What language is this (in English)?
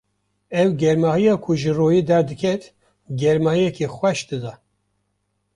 Kurdish